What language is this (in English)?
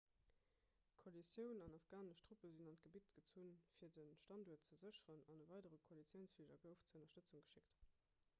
Luxembourgish